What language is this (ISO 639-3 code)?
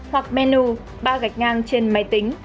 vie